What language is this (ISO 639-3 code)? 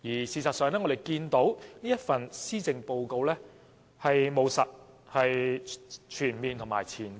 yue